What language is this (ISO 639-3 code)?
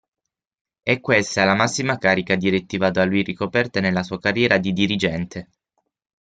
ita